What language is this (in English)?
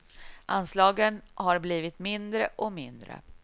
Swedish